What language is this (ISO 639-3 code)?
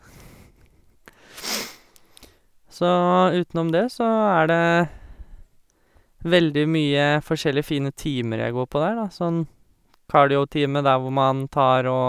nor